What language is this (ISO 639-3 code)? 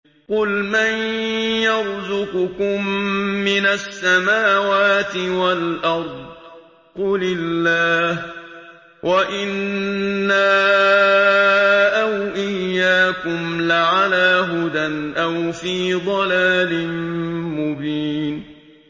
ara